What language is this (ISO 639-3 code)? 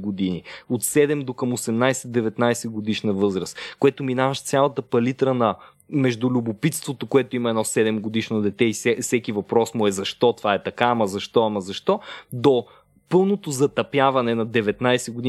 bul